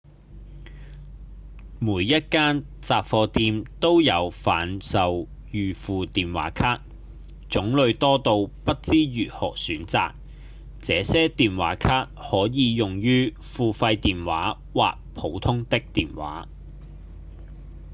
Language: Cantonese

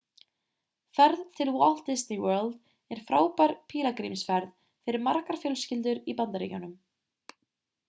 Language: Icelandic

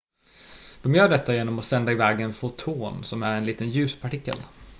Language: Swedish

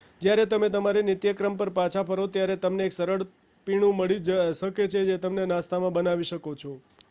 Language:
Gujarati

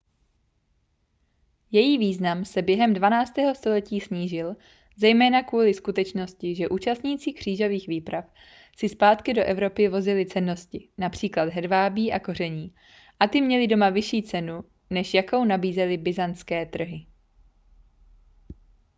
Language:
Czech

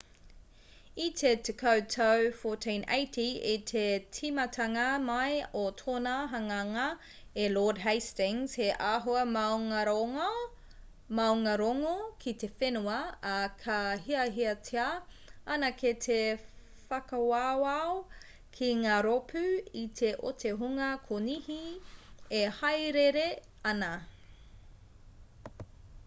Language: Māori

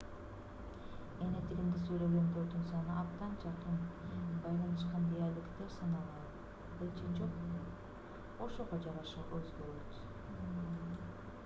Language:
Kyrgyz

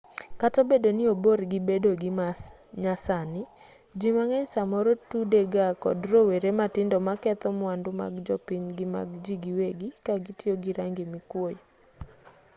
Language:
Luo (Kenya and Tanzania)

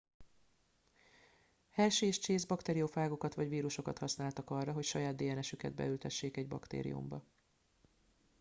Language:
Hungarian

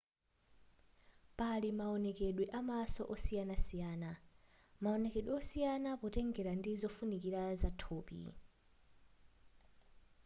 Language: Nyanja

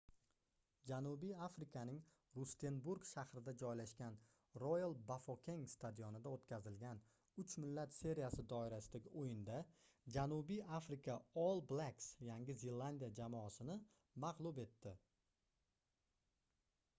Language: Uzbek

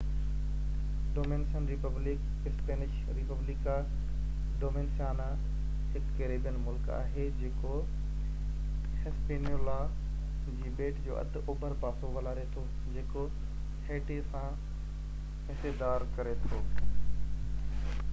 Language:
Sindhi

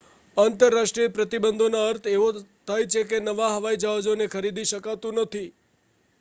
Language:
Gujarati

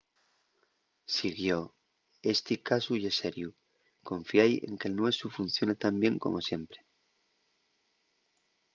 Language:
Asturian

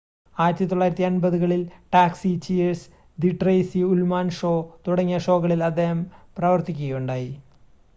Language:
Malayalam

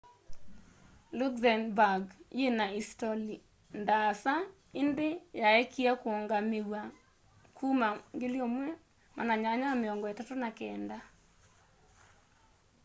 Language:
Kamba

